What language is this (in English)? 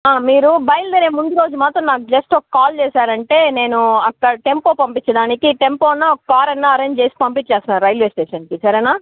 Telugu